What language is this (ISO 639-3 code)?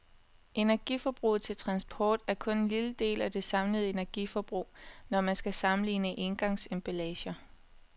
dan